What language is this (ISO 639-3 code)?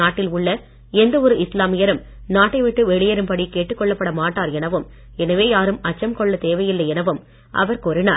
tam